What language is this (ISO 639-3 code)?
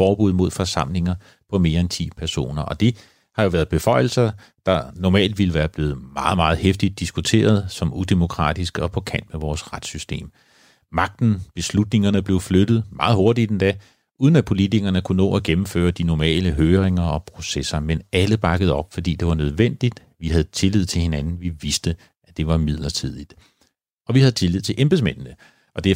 dan